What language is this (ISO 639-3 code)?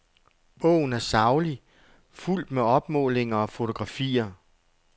dan